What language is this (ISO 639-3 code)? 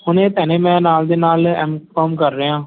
pan